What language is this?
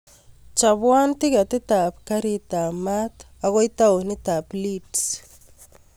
Kalenjin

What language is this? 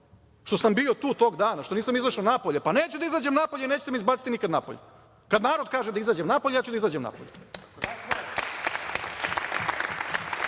Serbian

